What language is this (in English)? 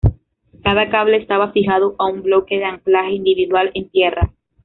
Spanish